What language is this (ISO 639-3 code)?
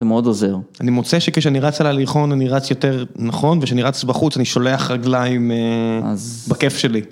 heb